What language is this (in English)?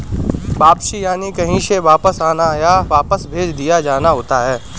Hindi